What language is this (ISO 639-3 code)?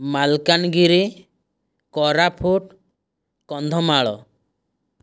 ori